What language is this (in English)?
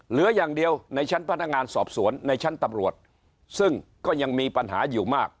Thai